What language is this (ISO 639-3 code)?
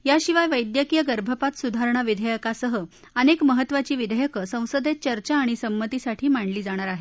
mar